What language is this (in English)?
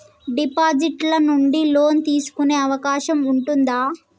Telugu